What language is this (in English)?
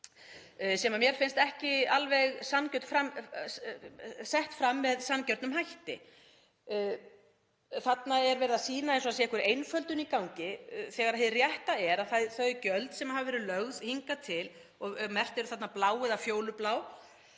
Icelandic